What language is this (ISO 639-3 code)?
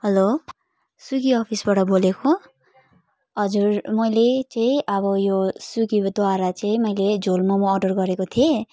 nep